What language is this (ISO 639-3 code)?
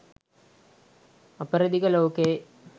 sin